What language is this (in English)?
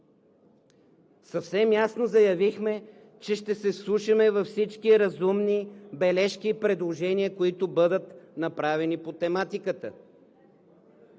Bulgarian